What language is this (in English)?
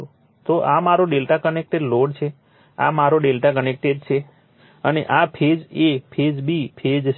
Gujarati